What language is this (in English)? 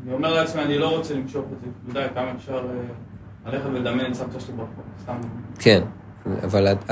Hebrew